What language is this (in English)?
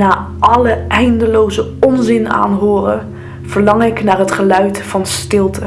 Dutch